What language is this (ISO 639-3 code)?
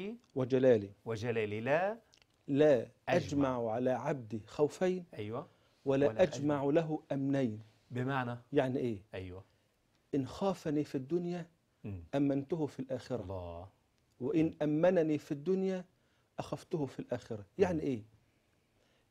ara